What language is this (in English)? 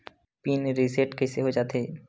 Chhattisgarhi